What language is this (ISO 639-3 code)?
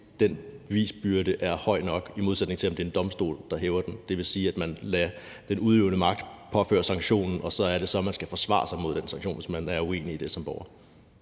dan